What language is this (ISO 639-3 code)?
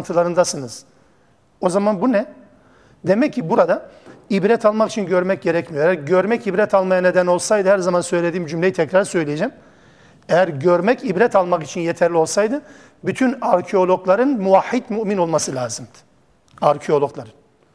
tur